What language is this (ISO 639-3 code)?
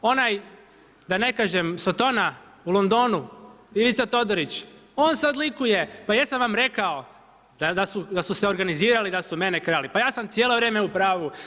hrv